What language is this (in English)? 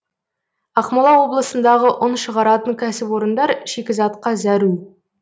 Kazakh